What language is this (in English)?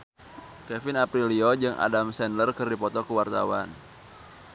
Sundanese